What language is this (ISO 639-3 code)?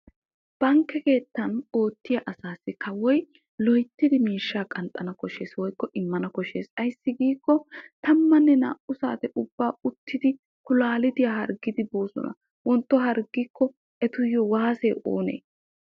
wal